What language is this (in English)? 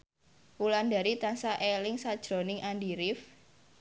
Javanese